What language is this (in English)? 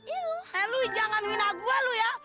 Indonesian